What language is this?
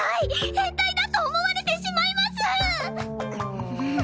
Japanese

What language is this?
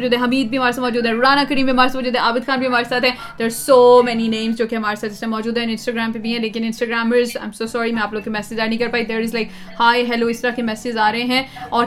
Urdu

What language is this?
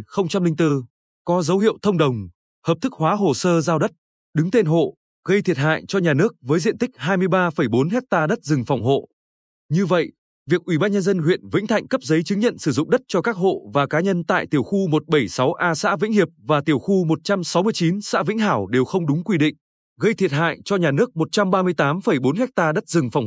Vietnamese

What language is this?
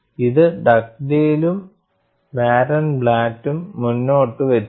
Malayalam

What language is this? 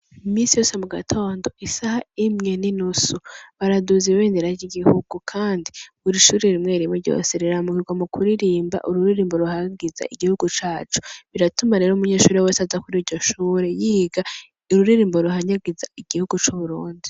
Rundi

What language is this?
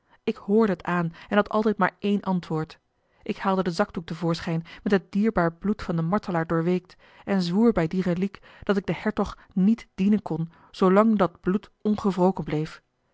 Dutch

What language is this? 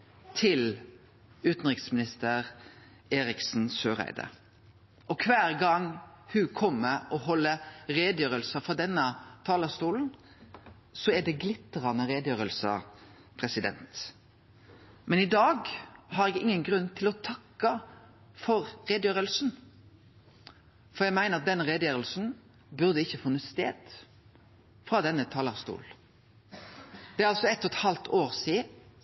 Norwegian Nynorsk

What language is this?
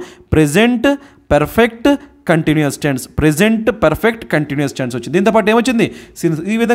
Telugu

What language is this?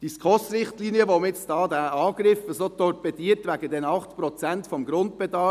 Swiss German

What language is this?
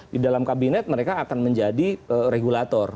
Indonesian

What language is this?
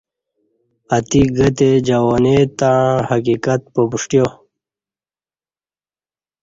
Kati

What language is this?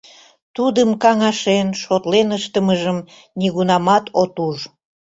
Mari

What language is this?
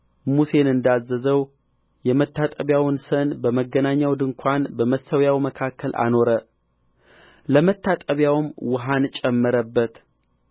Amharic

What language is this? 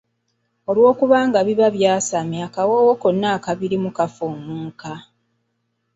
Ganda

